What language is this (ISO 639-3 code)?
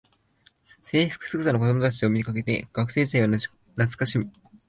jpn